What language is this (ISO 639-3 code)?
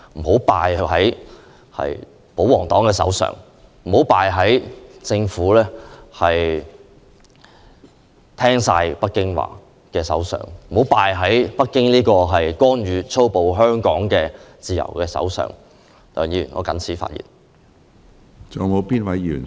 yue